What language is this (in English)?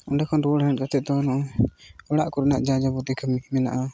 Santali